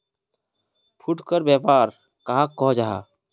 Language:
Magahi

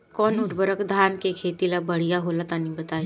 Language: Bhojpuri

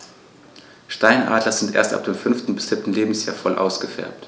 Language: German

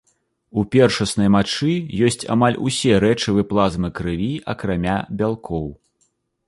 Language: Belarusian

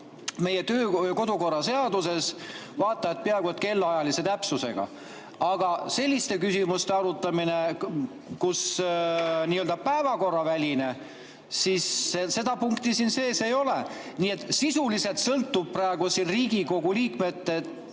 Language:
Estonian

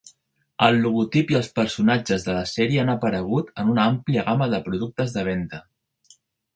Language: Catalan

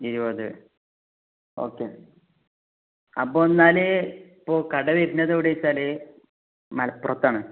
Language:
Malayalam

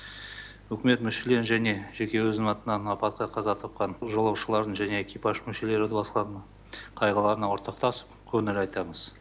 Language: Kazakh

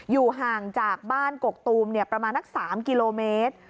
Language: Thai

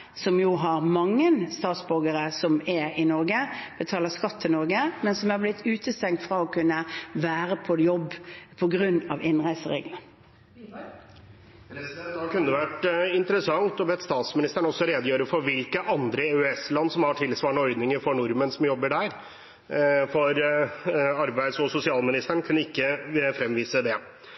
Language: Norwegian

